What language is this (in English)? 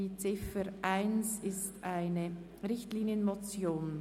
Swiss German